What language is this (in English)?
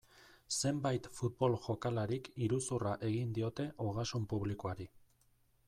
Basque